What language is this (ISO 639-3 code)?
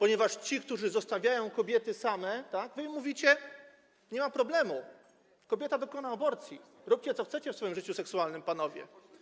pol